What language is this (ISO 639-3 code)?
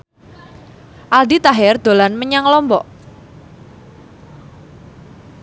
jav